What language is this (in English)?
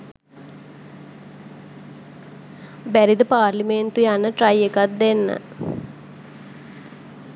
Sinhala